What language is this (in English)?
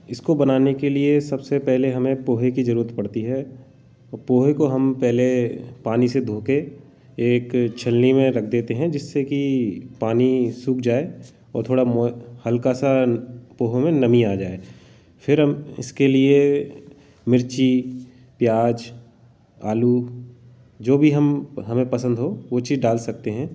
Hindi